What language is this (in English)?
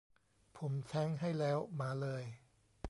Thai